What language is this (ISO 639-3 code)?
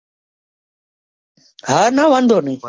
guj